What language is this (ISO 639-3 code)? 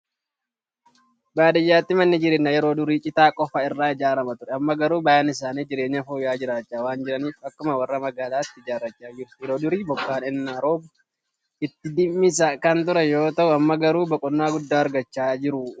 orm